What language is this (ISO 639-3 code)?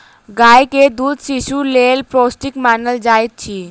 mai